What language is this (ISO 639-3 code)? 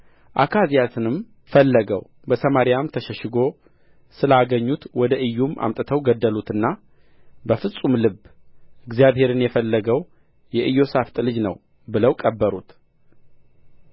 amh